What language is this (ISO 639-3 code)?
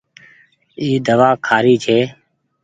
gig